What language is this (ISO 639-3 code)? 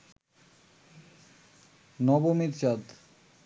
ben